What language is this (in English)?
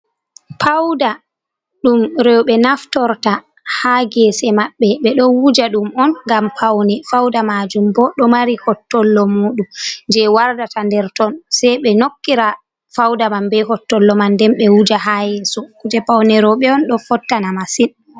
Fula